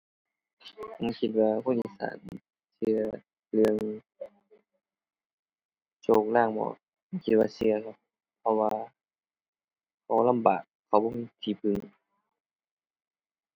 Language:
Thai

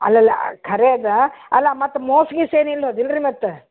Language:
Kannada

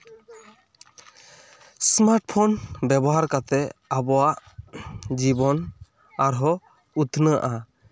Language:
Santali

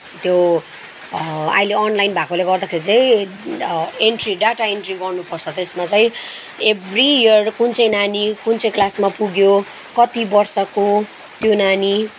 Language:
Nepali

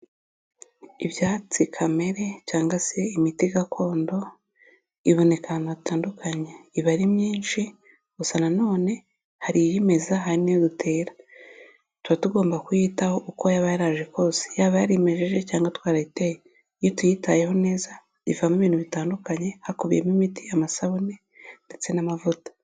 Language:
Kinyarwanda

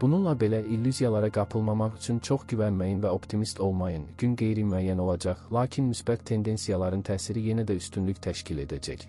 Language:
Turkish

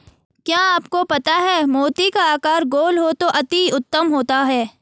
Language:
Hindi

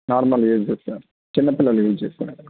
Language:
Telugu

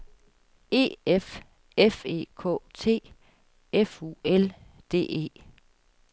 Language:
Danish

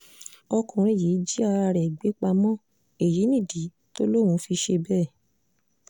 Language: Yoruba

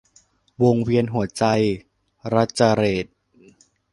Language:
Thai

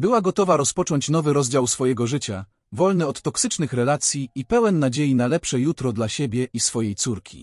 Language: Polish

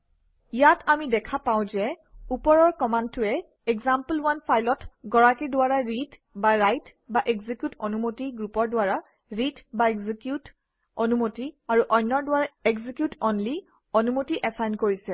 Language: Assamese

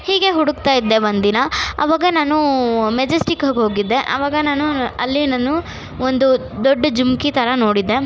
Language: Kannada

